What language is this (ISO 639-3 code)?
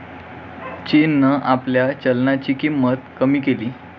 mar